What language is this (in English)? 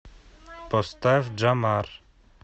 Russian